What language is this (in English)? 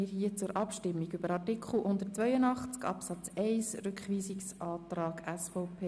Swiss German